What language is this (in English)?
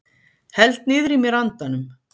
Icelandic